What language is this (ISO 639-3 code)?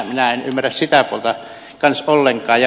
fin